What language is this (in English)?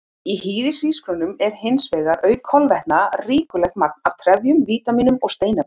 Icelandic